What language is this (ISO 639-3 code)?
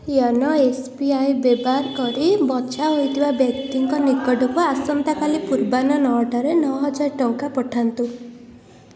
ori